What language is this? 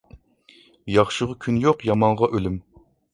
Uyghur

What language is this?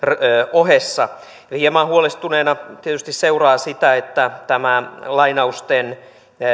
Finnish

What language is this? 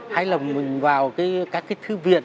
Vietnamese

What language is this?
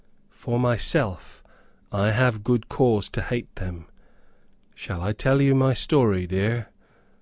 English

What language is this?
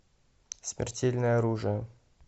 Russian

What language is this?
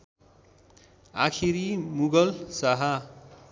Nepali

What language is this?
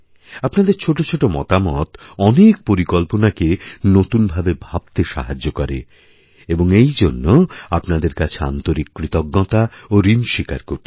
Bangla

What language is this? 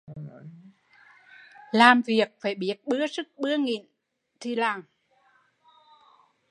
Vietnamese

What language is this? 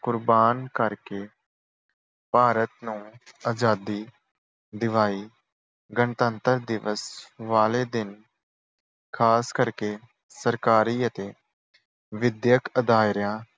Punjabi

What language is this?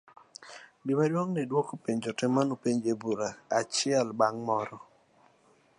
Luo (Kenya and Tanzania)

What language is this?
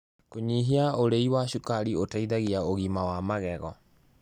Kikuyu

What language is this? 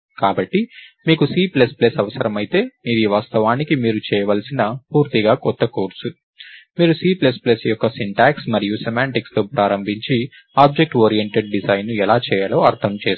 Telugu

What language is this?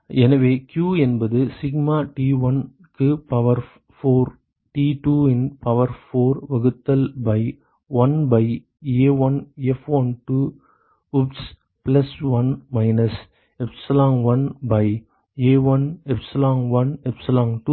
Tamil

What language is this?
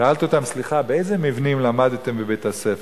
Hebrew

